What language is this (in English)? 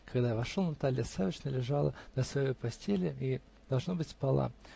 Russian